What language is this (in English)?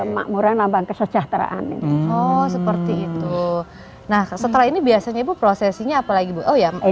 Indonesian